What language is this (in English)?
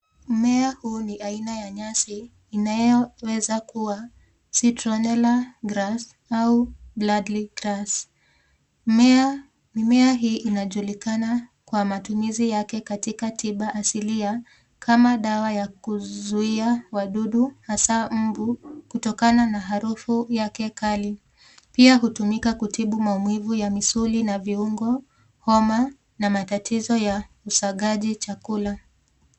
Swahili